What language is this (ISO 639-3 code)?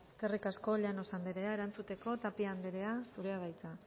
eus